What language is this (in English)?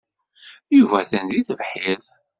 Kabyle